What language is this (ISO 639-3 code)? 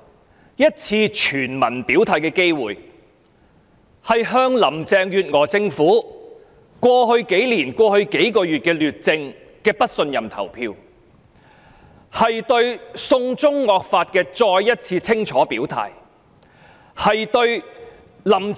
yue